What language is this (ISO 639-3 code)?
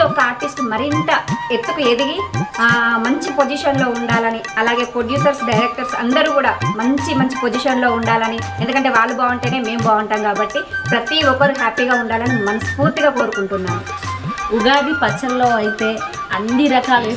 tel